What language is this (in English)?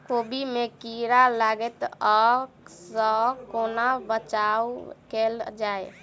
Maithili